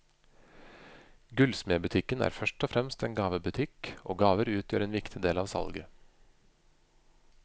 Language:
Norwegian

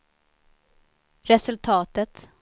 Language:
Swedish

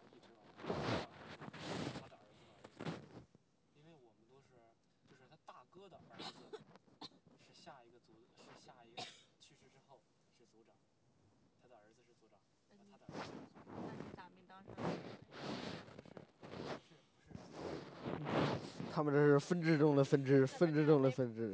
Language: Chinese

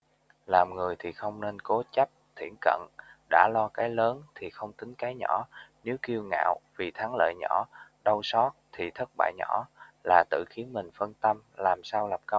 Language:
Vietnamese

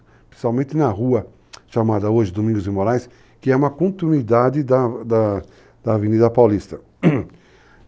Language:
Portuguese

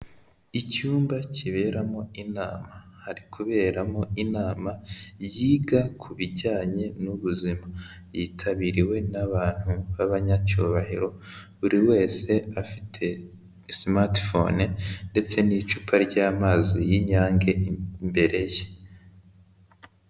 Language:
Kinyarwanda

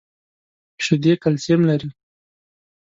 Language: Pashto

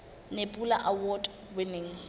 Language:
Southern Sotho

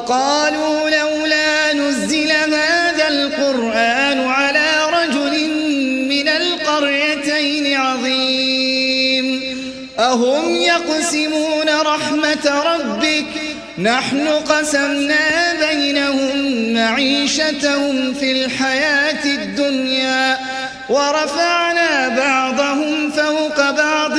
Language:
Arabic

